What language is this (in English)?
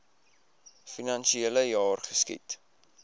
Afrikaans